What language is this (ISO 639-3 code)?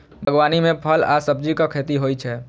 mai